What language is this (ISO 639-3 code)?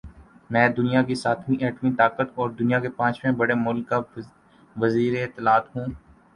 urd